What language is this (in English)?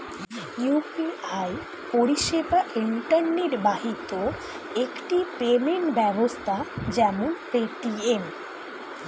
Bangla